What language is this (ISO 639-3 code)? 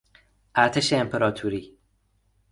fas